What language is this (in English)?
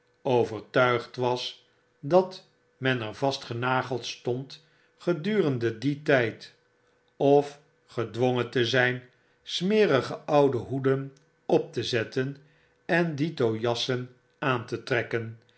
Dutch